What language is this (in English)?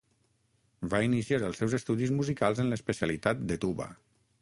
Catalan